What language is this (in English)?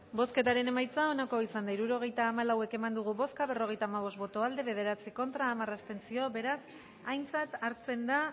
Basque